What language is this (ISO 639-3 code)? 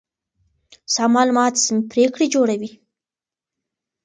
pus